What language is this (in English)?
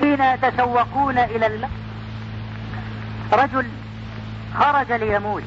Arabic